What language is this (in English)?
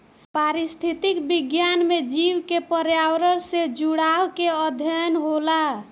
Bhojpuri